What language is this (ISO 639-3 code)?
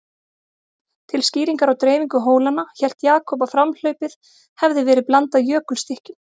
isl